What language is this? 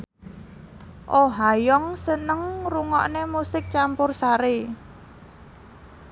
Javanese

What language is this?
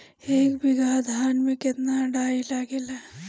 Bhojpuri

